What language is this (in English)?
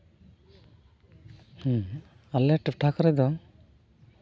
Santali